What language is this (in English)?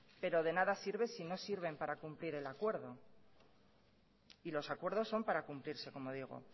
Spanish